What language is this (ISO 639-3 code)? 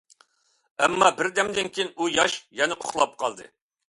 uig